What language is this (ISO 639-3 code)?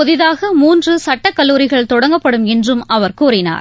tam